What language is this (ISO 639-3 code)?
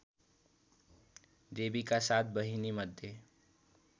nep